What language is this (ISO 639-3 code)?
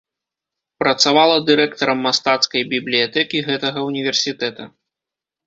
bel